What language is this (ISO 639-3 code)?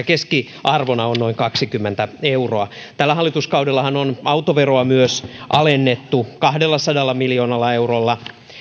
fin